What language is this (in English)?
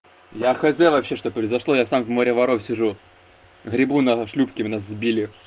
Russian